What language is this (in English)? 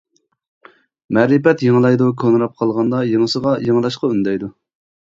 Uyghur